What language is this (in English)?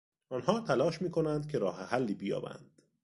Persian